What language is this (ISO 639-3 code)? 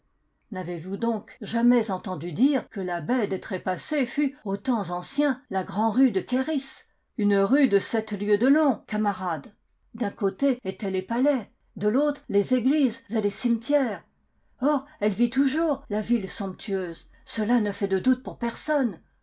fra